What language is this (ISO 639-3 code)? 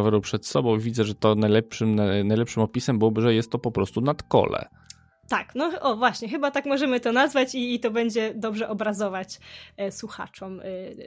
pol